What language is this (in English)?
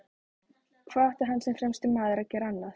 Icelandic